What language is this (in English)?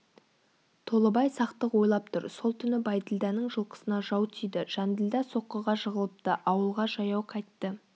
Kazakh